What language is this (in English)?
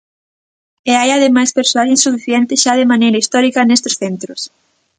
Galician